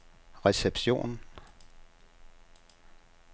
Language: Danish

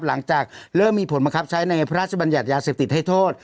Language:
Thai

